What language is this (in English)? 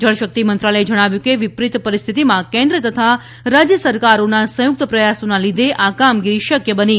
Gujarati